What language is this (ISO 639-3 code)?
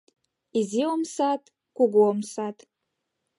chm